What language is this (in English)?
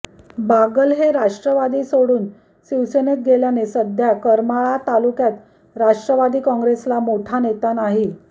Marathi